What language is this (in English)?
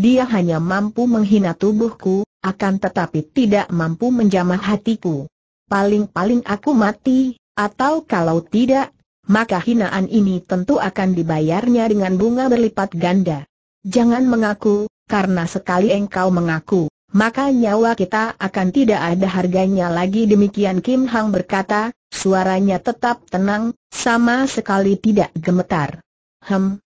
Indonesian